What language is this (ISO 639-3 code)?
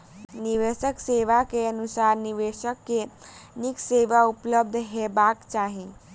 mai